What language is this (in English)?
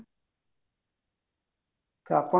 Odia